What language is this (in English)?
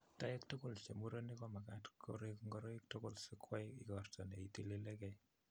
Kalenjin